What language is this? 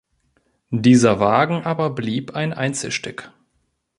German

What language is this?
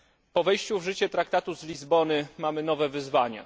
Polish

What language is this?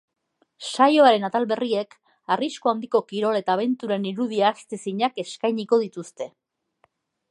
Basque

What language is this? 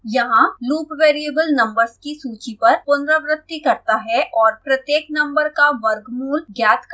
Hindi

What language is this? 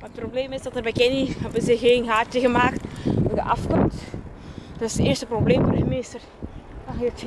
Dutch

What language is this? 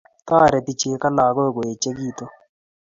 Kalenjin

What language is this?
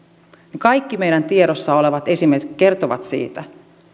Finnish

